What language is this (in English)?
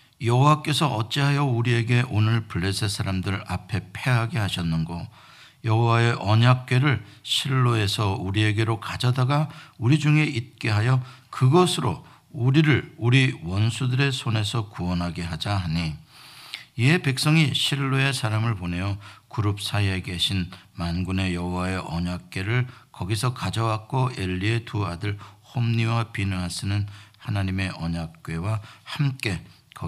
Korean